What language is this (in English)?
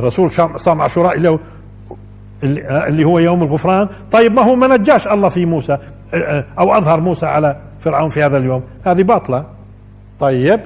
Arabic